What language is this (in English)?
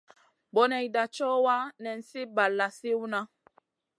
Masana